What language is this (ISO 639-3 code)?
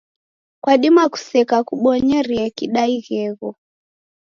dav